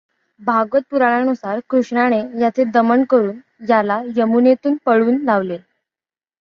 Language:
Marathi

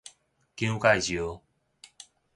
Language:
Min Nan Chinese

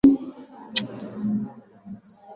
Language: Swahili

